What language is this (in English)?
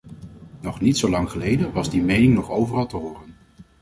Dutch